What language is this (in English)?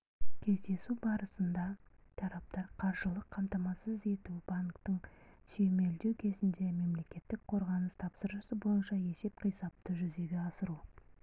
Kazakh